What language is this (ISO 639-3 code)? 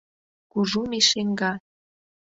chm